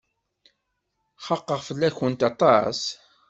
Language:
Kabyle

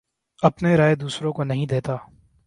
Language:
Urdu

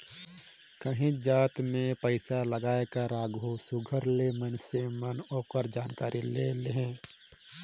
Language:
Chhattisgarhi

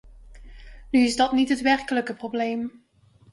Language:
Dutch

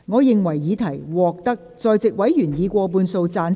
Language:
Cantonese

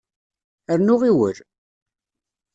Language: Kabyle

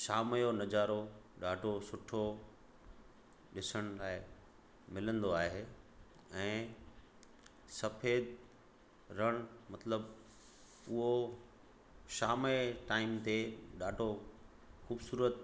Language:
Sindhi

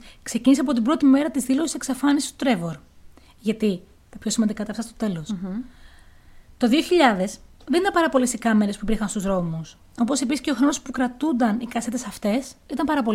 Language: Greek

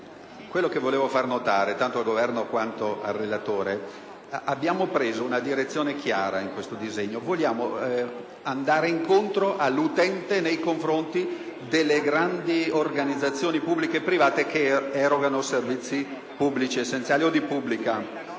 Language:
Italian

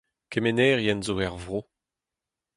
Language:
Breton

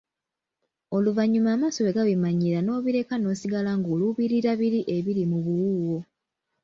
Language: Ganda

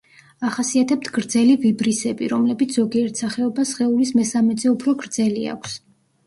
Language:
Georgian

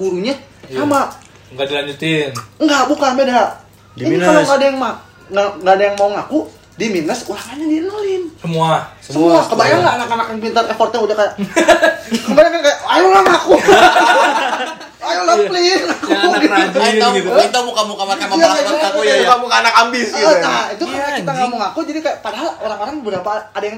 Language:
Indonesian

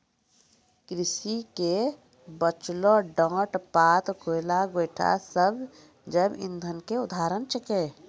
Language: Maithili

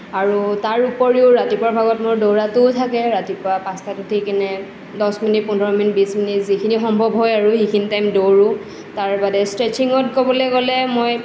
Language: Assamese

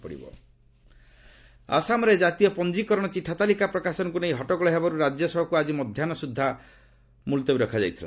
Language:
Odia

